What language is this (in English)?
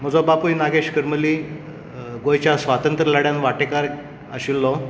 Konkani